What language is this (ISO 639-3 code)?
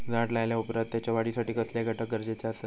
mar